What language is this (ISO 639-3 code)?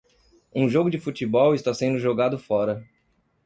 por